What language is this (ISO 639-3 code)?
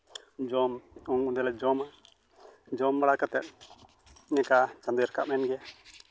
sat